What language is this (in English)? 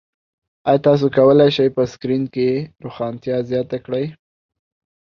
Pashto